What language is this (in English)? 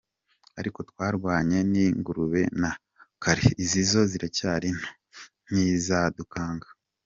Kinyarwanda